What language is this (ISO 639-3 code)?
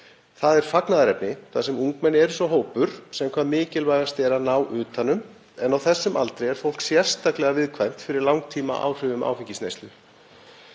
isl